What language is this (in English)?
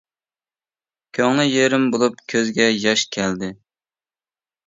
Uyghur